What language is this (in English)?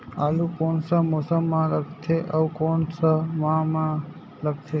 Chhattisgarhi